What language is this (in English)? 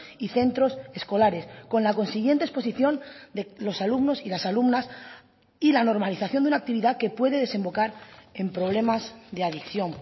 Spanish